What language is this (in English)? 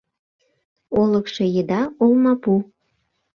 Mari